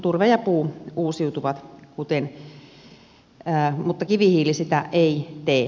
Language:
Finnish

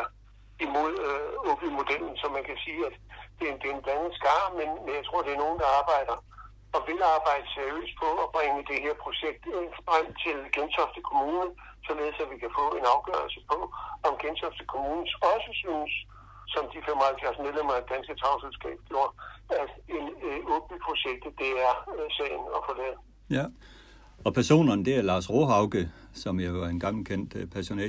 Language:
Danish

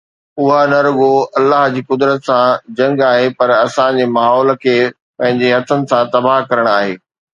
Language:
Sindhi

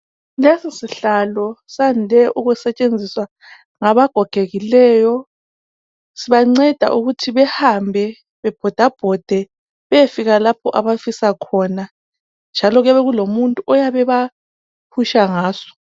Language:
North Ndebele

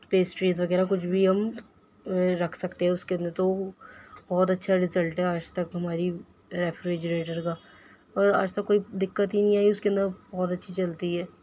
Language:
Urdu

